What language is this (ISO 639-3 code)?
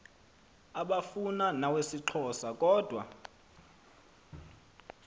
xho